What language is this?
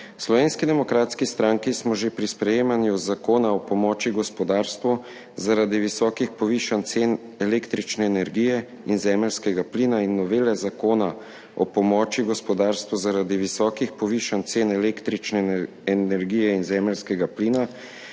Slovenian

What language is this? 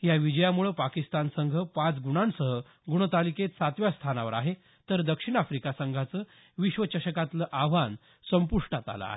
Marathi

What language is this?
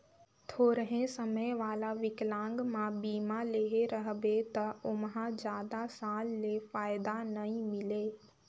Chhattisgarhi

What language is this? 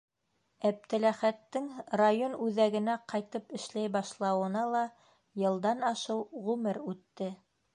Bashkir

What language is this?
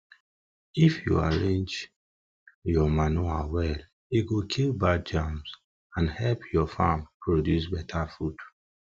Nigerian Pidgin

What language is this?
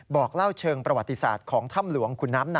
Thai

